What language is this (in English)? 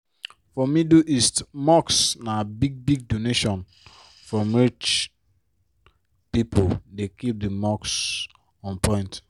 Nigerian Pidgin